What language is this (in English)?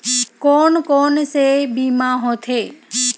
Chhattisgarhi